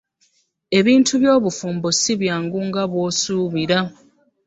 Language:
Ganda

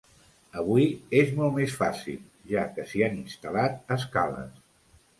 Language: Catalan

